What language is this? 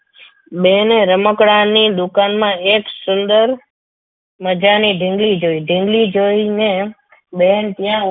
Gujarati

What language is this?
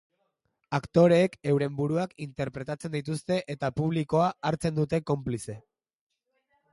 Basque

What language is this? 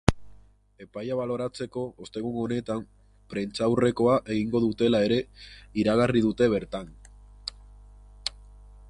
Basque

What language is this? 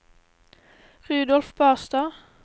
Norwegian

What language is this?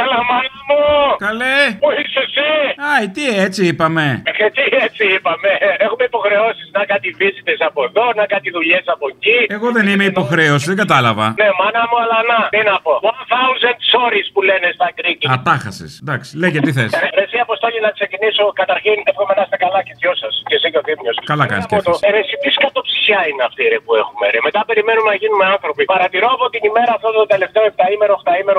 Greek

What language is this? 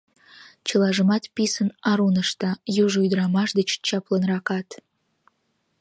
Mari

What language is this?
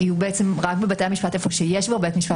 Hebrew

